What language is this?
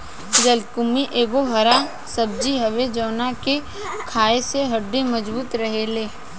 Bhojpuri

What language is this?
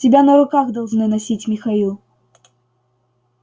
Russian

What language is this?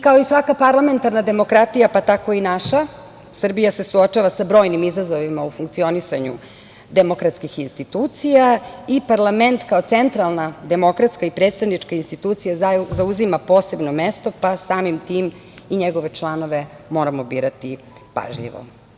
Serbian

